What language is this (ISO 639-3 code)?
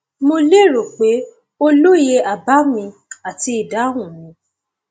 yor